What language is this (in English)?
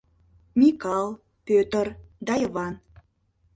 Mari